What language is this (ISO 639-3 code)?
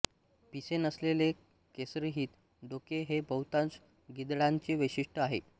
mar